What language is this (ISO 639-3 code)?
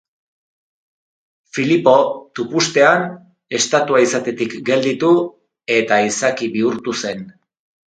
eus